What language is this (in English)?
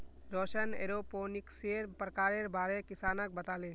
Magahi